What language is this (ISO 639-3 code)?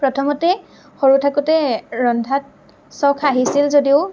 asm